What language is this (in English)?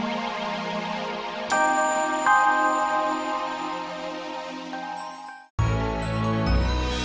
Indonesian